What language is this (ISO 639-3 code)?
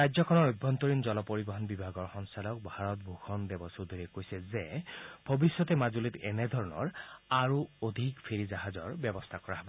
asm